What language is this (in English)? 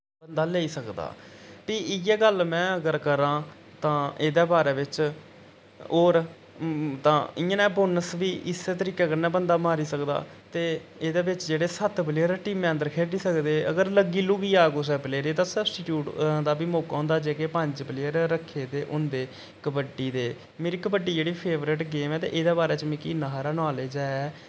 Dogri